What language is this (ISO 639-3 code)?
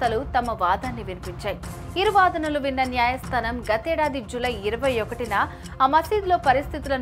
tel